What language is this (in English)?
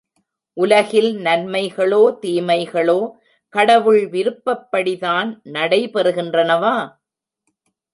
Tamil